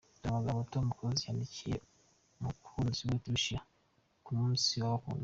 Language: Kinyarwanda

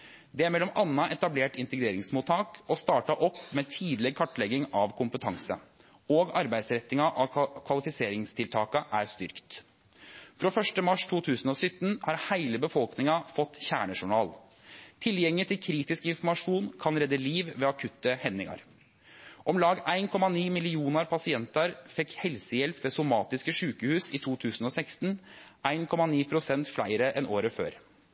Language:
Norwegian Nynorsk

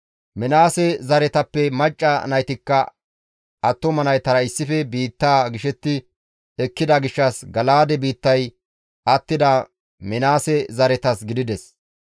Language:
Gamo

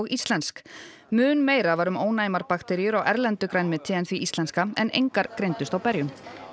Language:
Icelandic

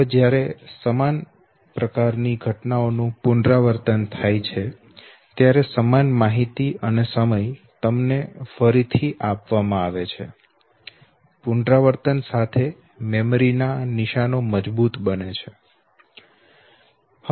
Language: Gujarati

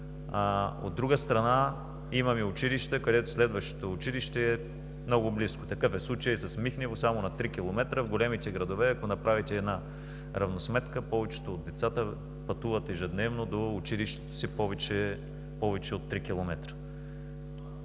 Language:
Bulgarian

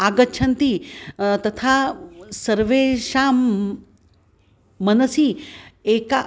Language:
Sanskrit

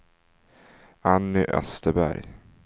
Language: Swedish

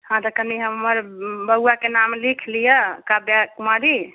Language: Maithili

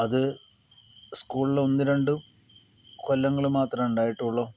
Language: Malayalam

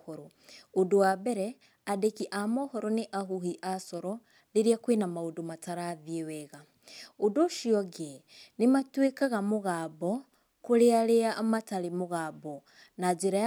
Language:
Kikuyu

